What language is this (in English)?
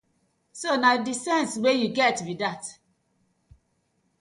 Nigerian Pidgin